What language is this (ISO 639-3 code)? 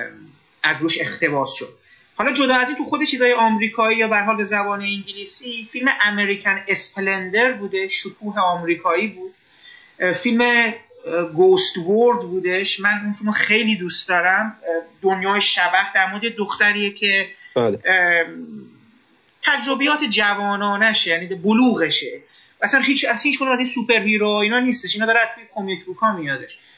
fas